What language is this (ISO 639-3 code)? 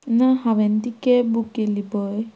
kok